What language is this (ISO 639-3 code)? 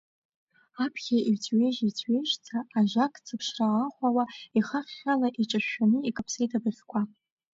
abk